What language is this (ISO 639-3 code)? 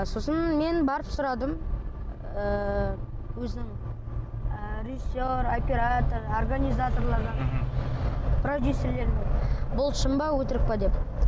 kaz